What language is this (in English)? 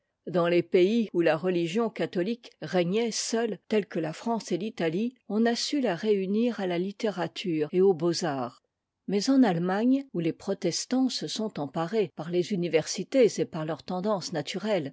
French